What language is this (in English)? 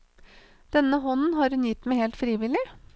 Norwegian